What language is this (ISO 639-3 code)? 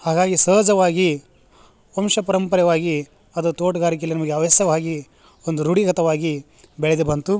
kan